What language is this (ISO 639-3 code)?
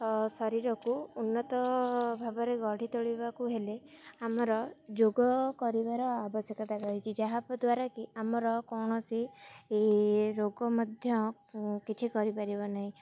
ori